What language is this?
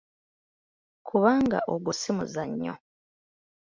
Ganda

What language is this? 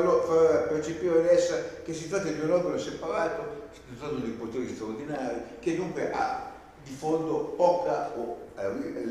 Italian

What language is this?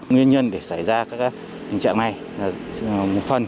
Vietnamese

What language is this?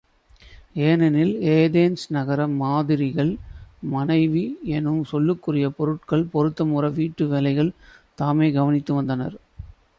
Tamil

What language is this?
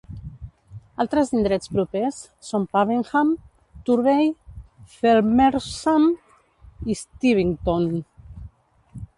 Catalan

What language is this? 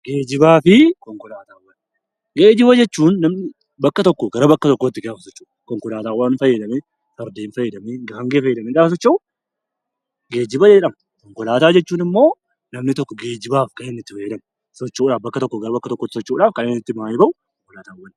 Oromo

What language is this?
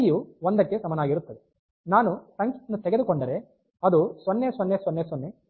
Kannada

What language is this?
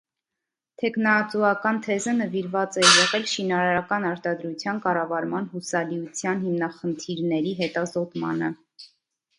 Armenian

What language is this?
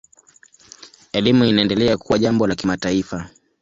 Swahili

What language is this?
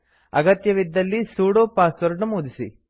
Kannada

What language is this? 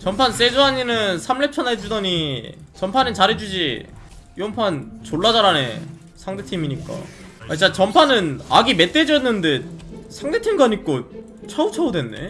Korean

